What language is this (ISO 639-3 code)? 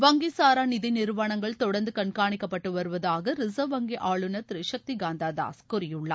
tam